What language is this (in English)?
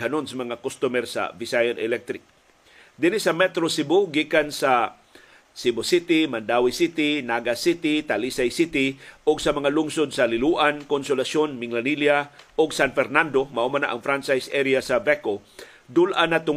Filipino